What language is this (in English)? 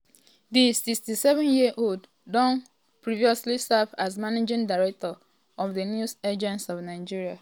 Nigerian Pidgin